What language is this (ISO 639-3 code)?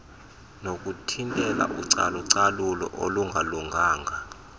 xho